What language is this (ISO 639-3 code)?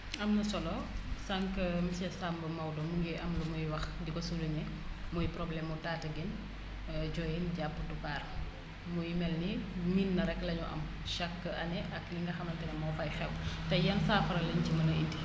wol